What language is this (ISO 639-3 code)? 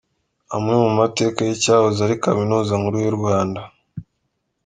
kin